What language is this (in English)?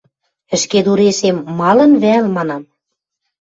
Western Mari